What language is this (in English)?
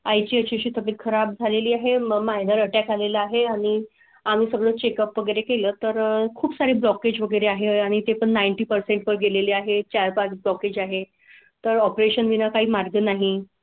Marathi